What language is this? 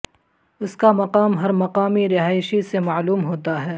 Urdu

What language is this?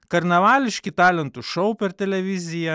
Lithuanian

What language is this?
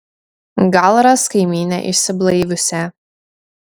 Lithuanian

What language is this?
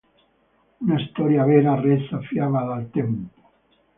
Italian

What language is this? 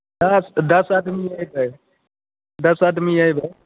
Maithili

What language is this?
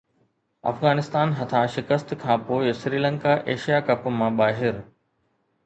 Sindhi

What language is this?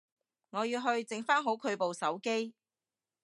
Cantonese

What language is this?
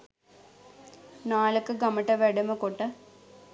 Sinhala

